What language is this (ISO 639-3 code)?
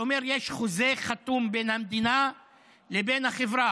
heb